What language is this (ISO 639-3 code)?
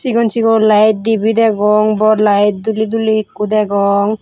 ccp